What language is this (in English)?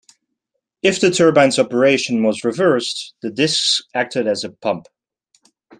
English